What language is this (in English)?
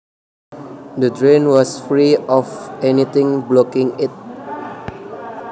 Javanese